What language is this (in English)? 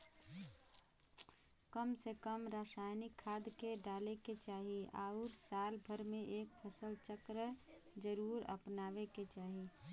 Bhojpuri